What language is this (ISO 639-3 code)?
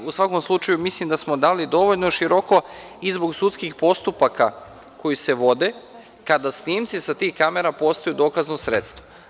srp